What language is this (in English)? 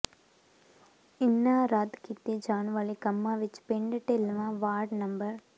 Punjabi